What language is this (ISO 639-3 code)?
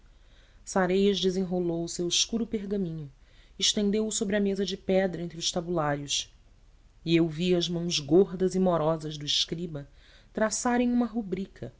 por